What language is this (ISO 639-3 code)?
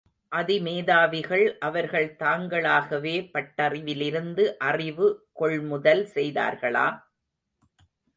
tam